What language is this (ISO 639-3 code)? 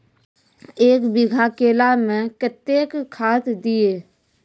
mai